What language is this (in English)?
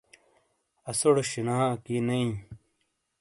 Shina